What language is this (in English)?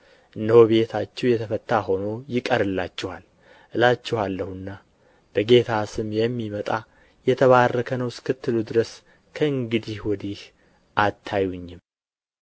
Amharic